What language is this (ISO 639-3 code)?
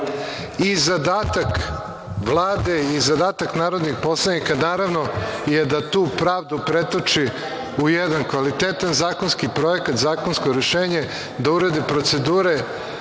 srp